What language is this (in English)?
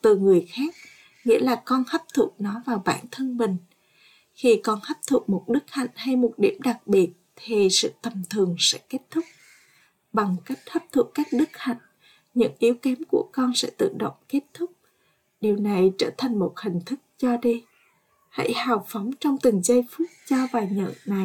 Vietnamese